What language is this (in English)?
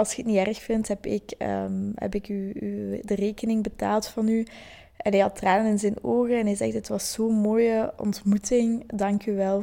Dutch